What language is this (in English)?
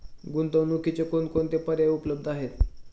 Marathi